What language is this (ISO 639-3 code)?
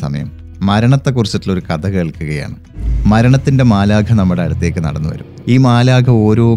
mal